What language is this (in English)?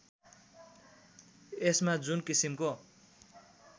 Nepali